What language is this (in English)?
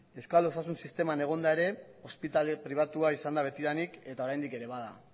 Basque